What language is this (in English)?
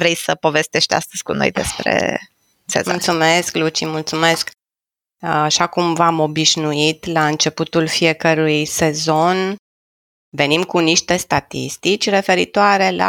Romanian